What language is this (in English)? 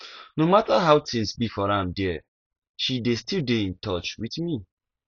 Nigerian Pidgin